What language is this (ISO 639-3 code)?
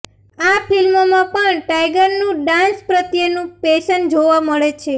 guj